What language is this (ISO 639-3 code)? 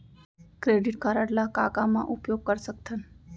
hne